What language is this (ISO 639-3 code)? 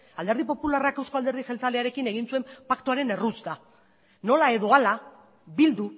eus